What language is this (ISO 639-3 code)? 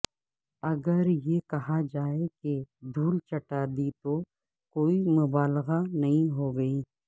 urd